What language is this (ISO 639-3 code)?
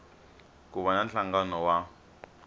tso